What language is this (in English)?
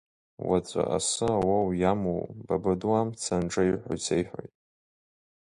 Abkhazian